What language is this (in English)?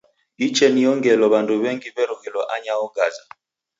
Taita